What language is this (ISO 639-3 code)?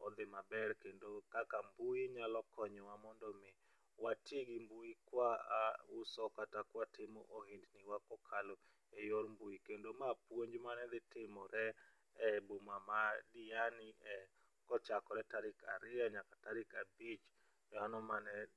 luo